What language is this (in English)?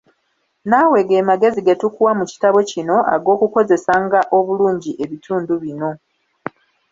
Ganda